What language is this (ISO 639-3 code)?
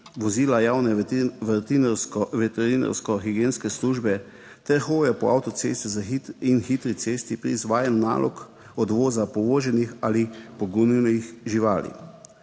slv